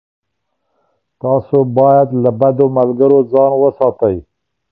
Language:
Pashto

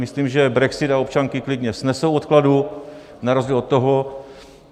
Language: Czech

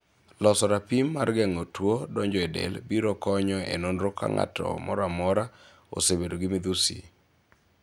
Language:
Luo (Kenya and Tanzania)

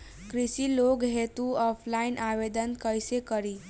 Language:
Bhojpuri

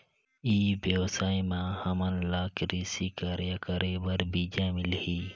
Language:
Chhattisgarhi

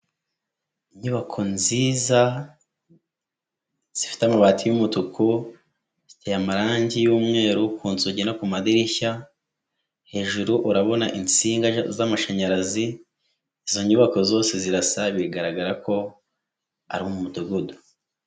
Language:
Kinyarwanda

